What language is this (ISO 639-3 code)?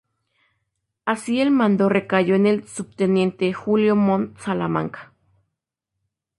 spa